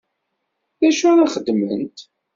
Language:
Kabyle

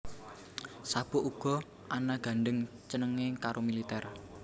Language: Javanese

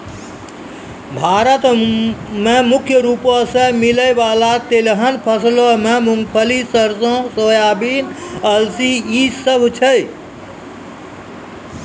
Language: Maithili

